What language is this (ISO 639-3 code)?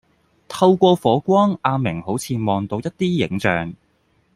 yue